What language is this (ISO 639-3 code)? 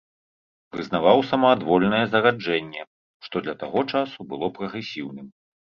bel